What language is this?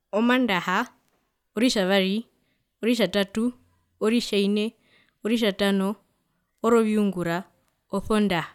Herero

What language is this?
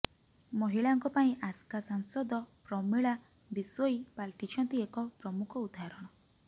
Odia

